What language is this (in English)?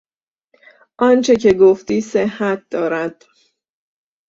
Persian